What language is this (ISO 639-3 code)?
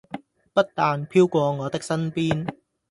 yue